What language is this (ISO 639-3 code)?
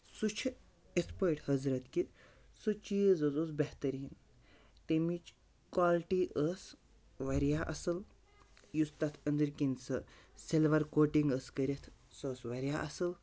kas